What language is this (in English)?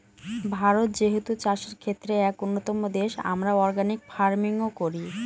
Bangla